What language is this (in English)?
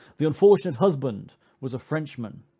English